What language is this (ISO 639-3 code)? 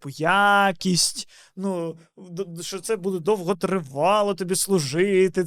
ukr